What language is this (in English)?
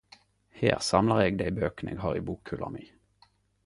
Norwegian Nynorsk